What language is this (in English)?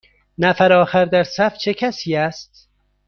Persian